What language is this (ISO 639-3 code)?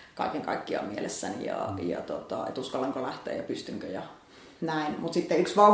fin